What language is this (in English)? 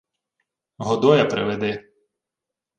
Ukrainian